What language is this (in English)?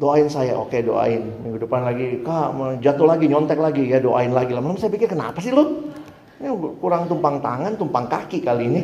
Indonesian